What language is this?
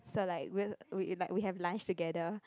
English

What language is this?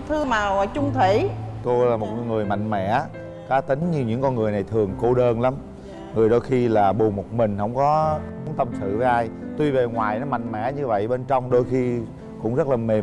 Vietnamese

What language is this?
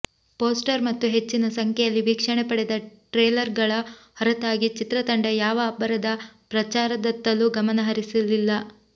Kannada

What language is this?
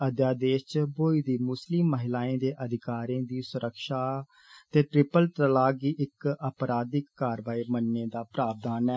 Dogri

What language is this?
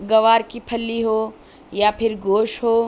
Urdu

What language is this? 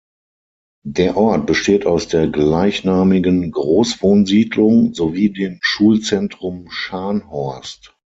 German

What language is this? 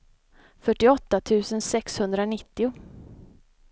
Swedish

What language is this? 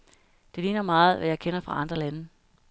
Danish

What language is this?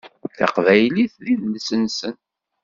Kabyle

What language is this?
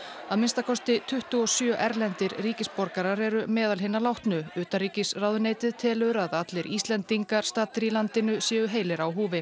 Icelandic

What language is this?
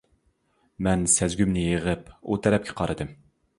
Uyghur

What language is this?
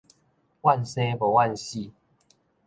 Min Nan Chinese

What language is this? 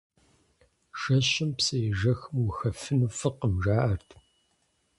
Kabardian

